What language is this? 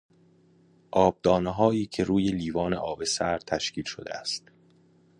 Persian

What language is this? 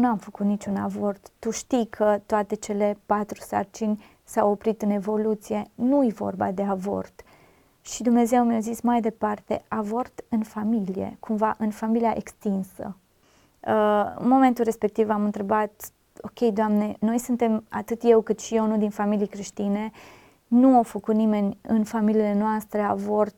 Romanian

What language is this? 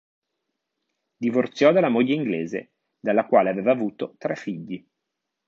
Italian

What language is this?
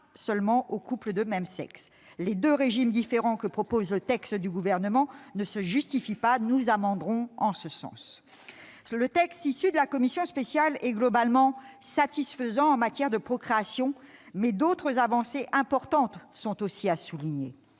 French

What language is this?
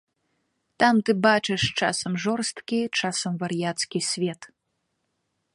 Belarusian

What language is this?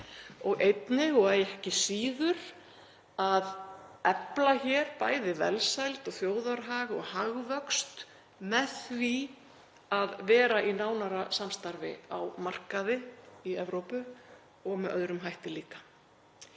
Icelandic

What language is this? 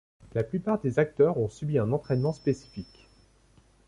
French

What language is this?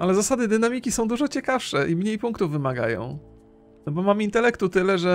Polish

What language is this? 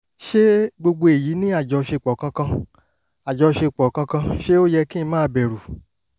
Yoruba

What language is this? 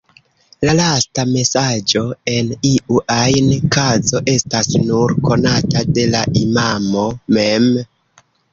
Esperanto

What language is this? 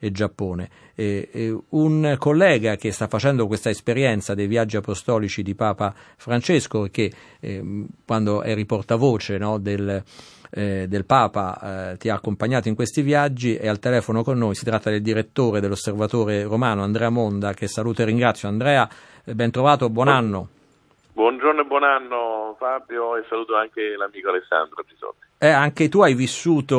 Italian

